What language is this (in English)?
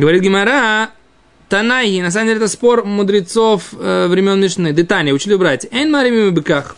Russian